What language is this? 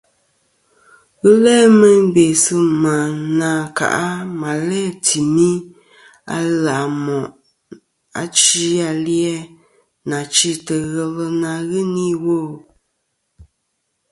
Kom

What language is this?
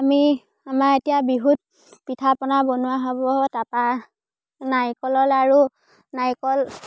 Assamese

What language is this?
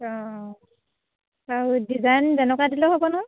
Assamese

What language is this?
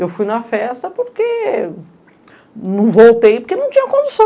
Portuguese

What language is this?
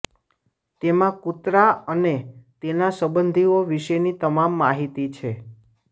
Gujarati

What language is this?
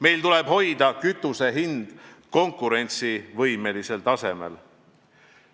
Estonian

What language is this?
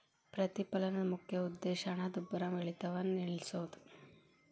Kannada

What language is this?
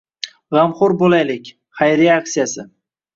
Uzbek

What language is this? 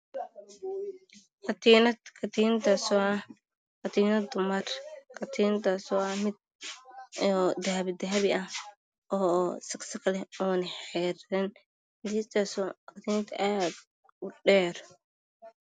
Somali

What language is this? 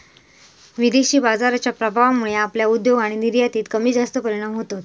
Marathi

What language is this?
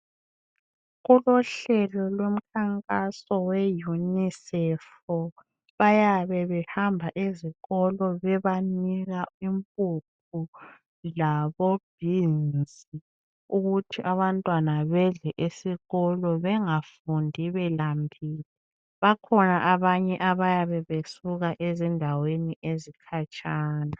North Ndebele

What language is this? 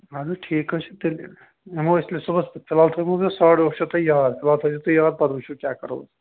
Kashmiri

